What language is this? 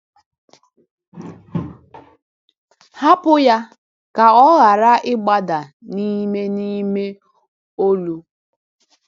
Igbo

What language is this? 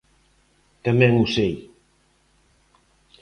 Galician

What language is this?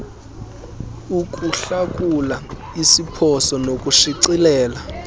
Xhosa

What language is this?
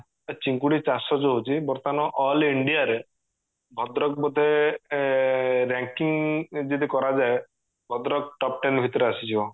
Odia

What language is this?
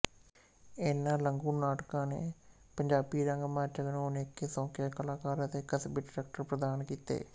Punjabi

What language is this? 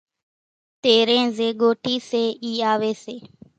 Kachi Koli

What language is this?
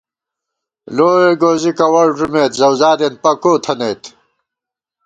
Gawar-Bati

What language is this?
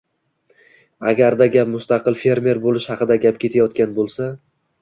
Uzbek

